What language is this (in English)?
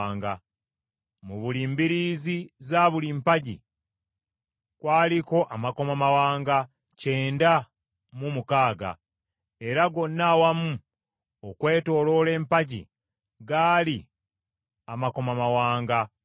Ganda